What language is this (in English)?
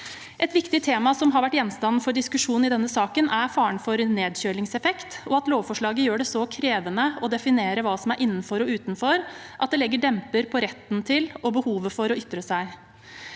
Norwegian